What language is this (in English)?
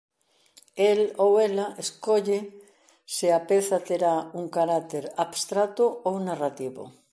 Galician